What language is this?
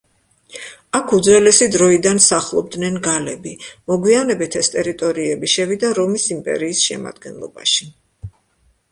Georgian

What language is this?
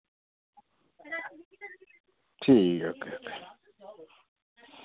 Dogri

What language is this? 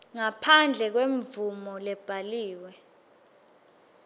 Swati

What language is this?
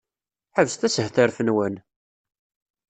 Kabyle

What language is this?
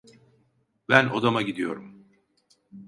Turkish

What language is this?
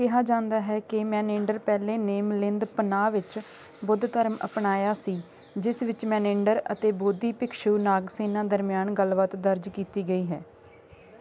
Punjabi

